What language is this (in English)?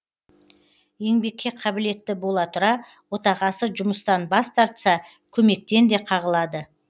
Kazakh